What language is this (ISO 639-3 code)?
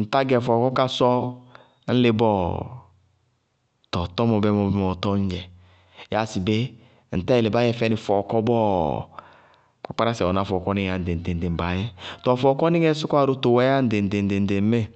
bqg